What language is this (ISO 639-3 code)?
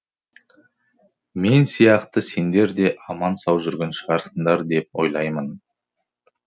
kaz